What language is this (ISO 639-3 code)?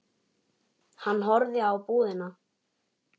isl